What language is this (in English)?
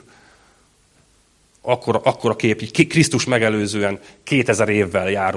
Hungarian